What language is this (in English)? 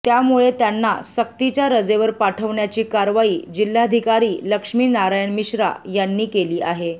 Marathi